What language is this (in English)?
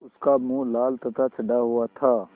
Hindi